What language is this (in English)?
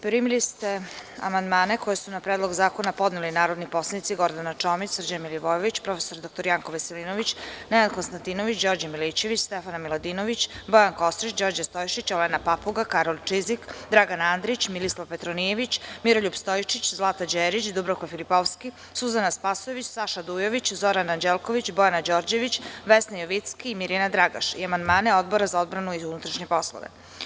Serbian